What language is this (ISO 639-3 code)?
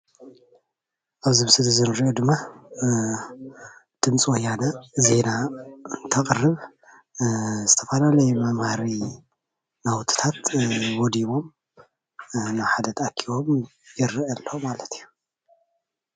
tir